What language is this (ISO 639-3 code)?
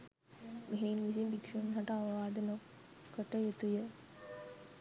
sin